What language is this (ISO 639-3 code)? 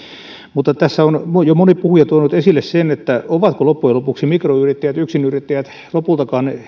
fin